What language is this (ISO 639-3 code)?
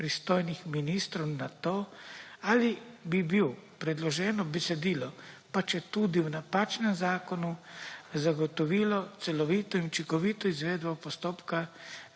slv